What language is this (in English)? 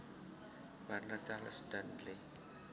Javanese